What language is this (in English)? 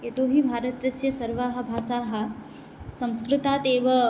Sanskrit